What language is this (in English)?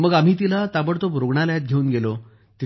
Marathi